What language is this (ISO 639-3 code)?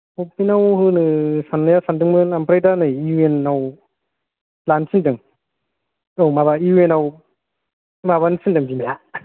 brx